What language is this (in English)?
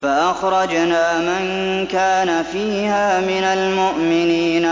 Arabic